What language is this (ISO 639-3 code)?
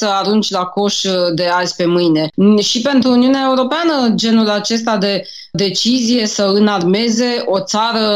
ron